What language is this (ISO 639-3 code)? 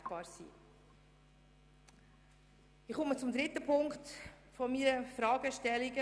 gsw